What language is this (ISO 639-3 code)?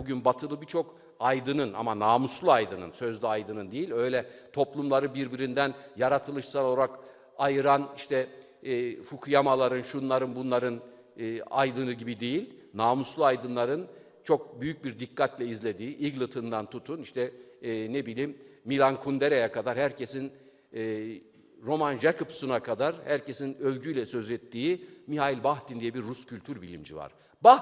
tur